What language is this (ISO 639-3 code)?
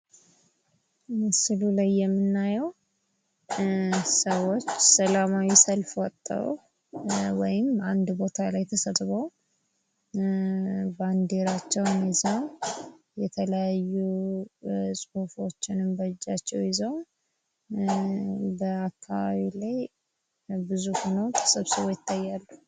amh